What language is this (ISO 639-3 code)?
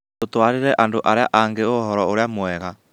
kik